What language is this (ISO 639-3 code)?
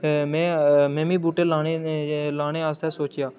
doi